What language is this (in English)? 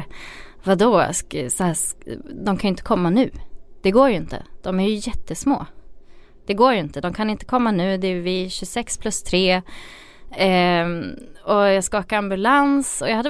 Swedish